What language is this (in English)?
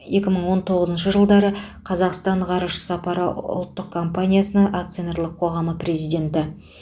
Kazakh